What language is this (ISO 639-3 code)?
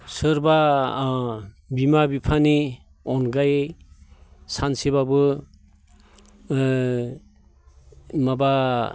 brx